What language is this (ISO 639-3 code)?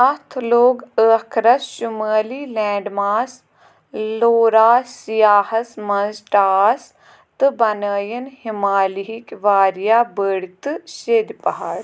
kas